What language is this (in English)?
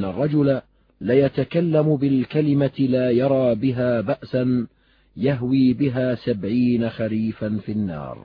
Arabic